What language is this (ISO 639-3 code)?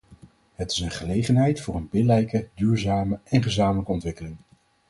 nld